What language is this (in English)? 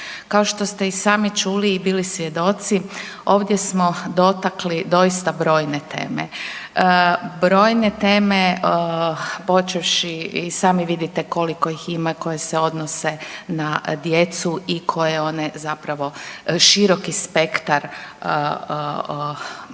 Croatian